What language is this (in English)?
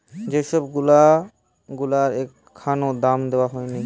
Bangla